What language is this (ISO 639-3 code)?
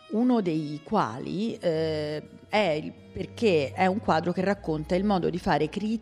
ita